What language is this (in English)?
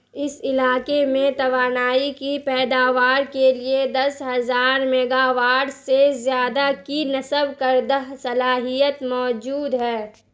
Urdu